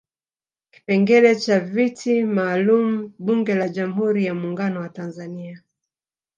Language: Swahili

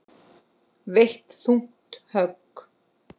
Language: Icelandic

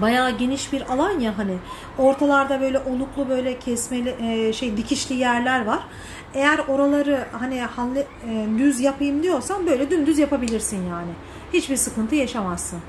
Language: Turkish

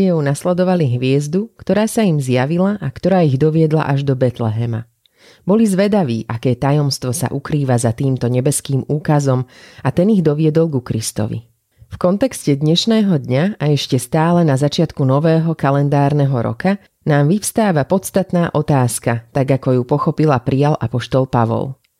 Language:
Slovak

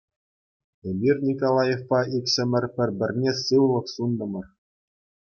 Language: Chuvash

